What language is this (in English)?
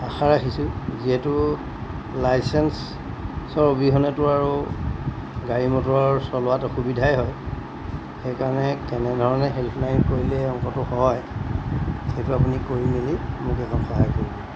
Assamese